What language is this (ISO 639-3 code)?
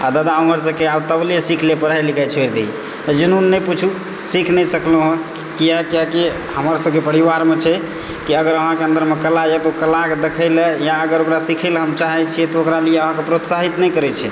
mai